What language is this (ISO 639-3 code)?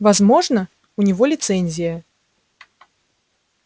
rus